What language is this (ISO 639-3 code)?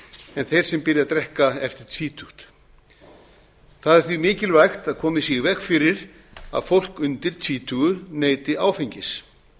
isl